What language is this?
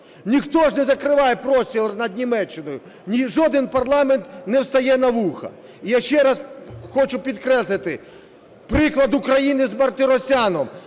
Ukrainian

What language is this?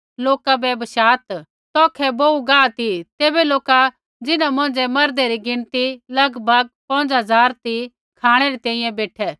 Kullu Pahari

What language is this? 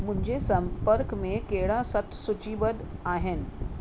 Sindhi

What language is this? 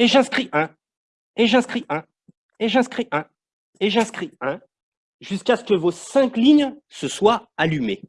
French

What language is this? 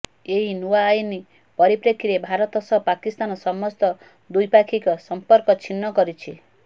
Odia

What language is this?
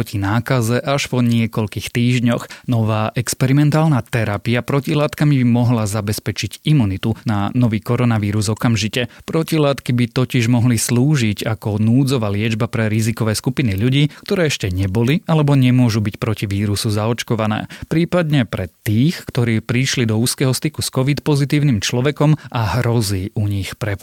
Slovak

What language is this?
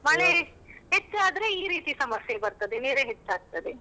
Kannada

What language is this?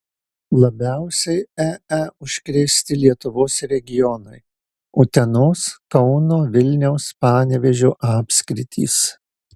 Lithuanian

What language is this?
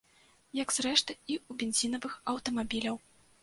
Belarusian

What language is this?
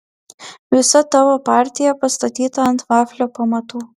Lithuanian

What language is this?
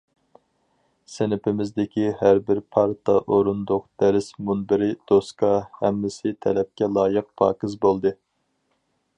Uyghur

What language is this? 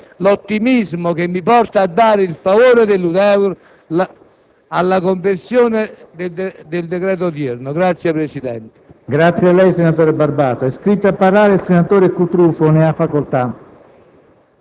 Italian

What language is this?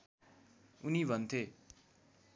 Nepali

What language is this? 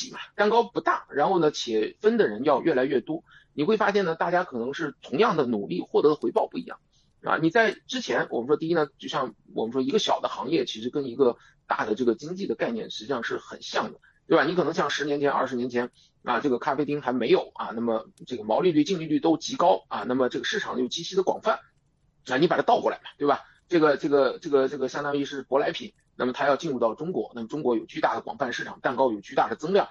Chinese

